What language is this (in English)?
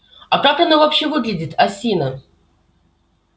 Russian